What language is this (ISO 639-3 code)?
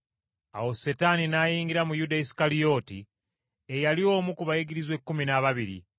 lug